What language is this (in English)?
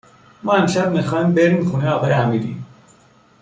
Persian